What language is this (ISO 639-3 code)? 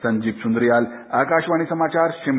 hin